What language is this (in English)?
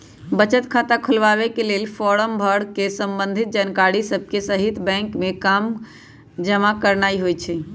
Magahi